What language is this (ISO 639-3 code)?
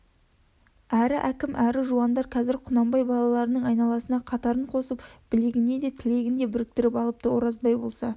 kaz